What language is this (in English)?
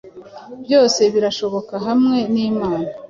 Kinyarwanda